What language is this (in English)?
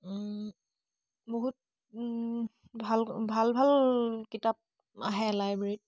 Assamese